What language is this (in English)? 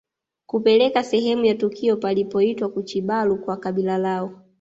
Swahili